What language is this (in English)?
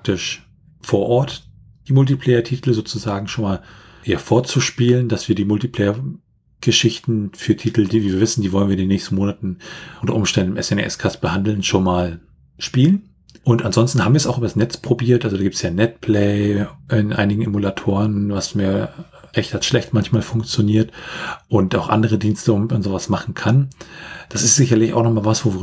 German